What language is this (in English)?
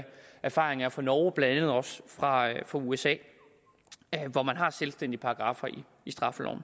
Danish